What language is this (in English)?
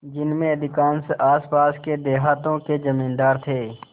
Hindi